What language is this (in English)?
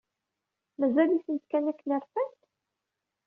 Kabyle